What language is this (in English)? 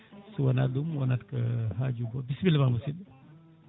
Fula